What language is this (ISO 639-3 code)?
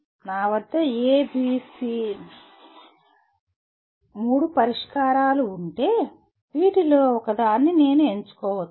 tel